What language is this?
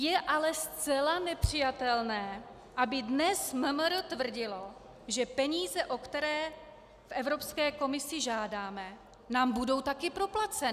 Czech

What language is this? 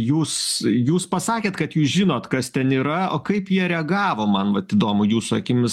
Lithuanian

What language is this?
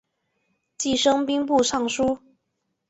Chinese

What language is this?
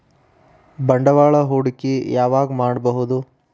Kannada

